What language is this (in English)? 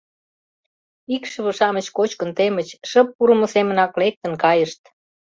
Mari